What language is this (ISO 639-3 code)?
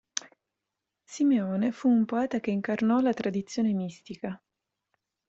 ita